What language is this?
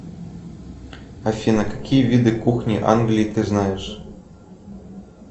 Russian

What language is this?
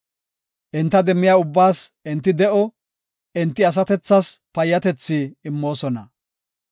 Gofa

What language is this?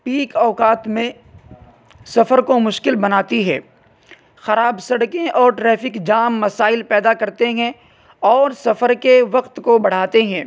Urdu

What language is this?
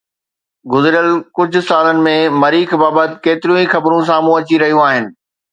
Sindhi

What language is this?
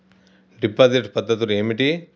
Telugu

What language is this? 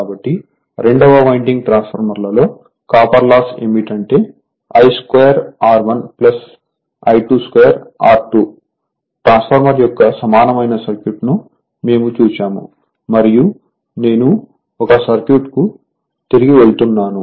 Telugu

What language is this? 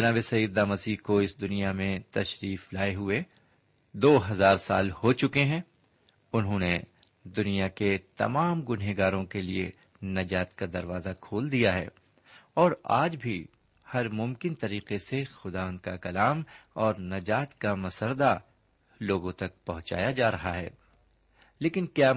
Urdu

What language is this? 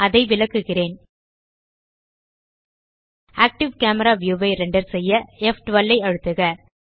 Tamil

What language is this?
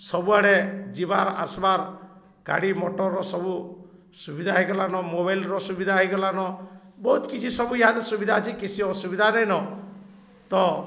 Odia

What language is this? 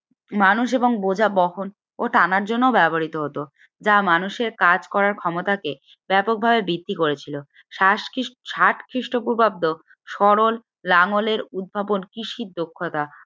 Bangla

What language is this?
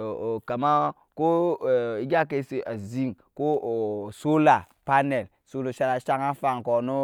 Nyankpa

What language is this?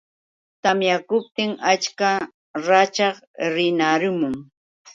Yauyos Quechua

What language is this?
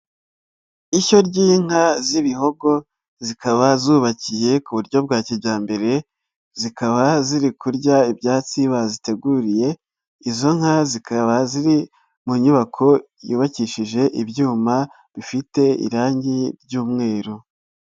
Kinyarwanda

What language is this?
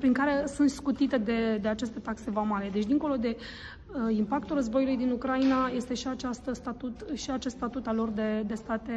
Romanian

